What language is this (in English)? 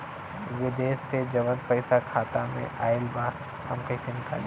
Bhojpuri